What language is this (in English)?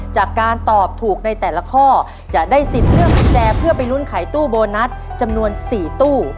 Thai